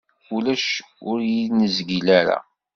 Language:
Kabyle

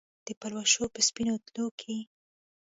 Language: Pashto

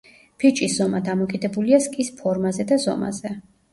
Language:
Georgian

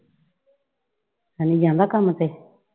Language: Punjabi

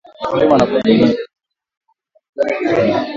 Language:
Swahili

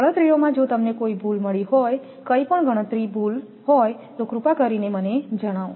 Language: Gujarati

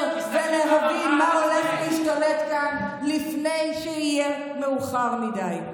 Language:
Hebrew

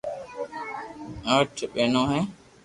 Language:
Loarki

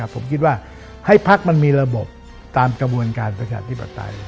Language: Thai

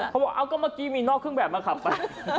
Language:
Thai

